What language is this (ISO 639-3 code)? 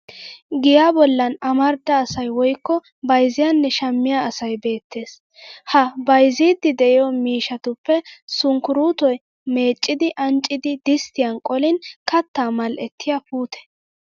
wal